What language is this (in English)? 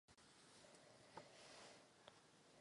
Czech